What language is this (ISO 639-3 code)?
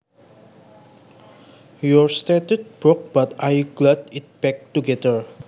jav